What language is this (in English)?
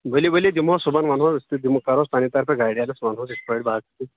Kashmiri